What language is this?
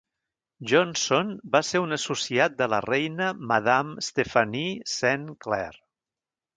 Catalan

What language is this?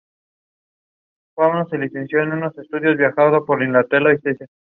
Spanish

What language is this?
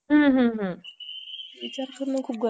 Marathi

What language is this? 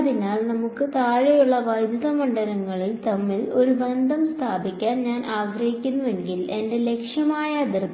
Malayalam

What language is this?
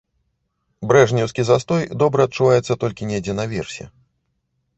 Belarusian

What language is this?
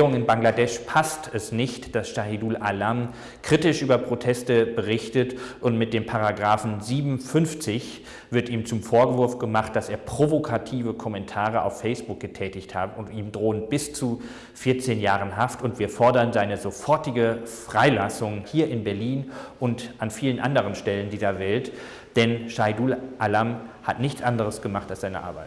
German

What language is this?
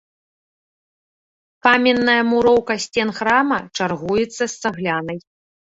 Belarusian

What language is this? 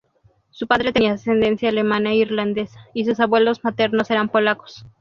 Spanish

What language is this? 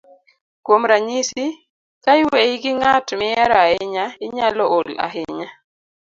Luo (Kenya and Tanzania)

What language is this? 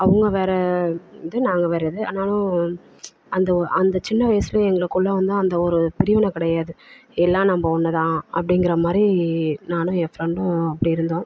Tamil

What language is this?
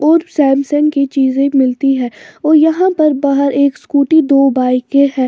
Hindi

